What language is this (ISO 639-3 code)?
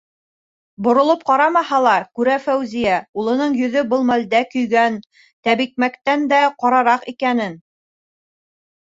bak